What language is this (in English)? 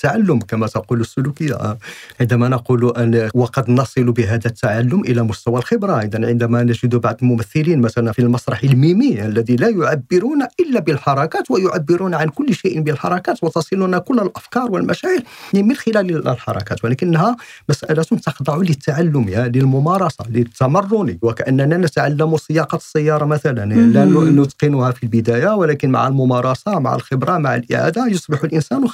Arabic